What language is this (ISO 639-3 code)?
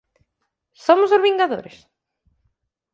glg